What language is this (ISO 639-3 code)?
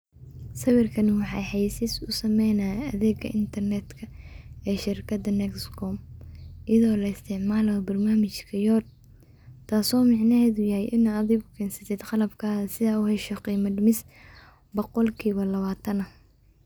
som